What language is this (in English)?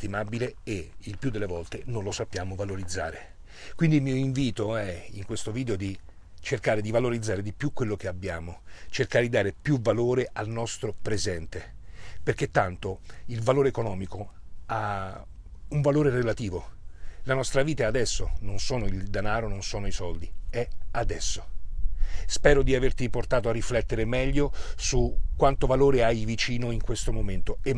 Italian